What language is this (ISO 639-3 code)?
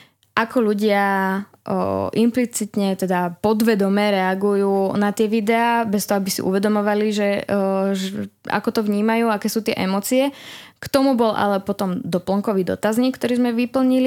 slk